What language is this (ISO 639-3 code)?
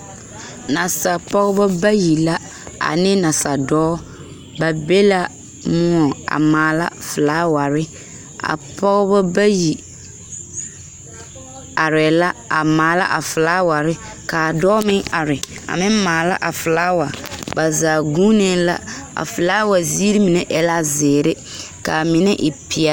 dga